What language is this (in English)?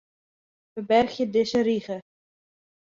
Western Frisian